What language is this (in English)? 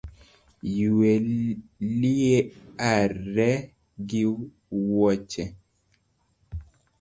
Luo (Kenya and Tanzania)